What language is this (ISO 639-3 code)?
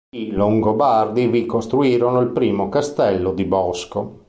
ita